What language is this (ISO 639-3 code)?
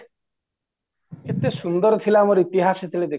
ori